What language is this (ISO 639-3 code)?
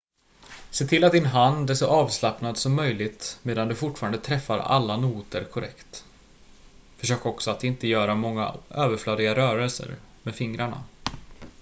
swe